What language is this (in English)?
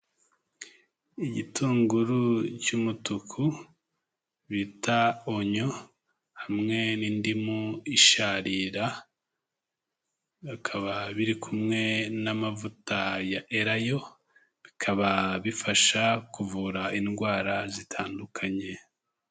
Kinyarwanda